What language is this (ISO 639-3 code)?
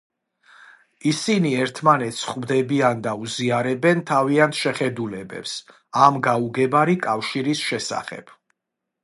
kat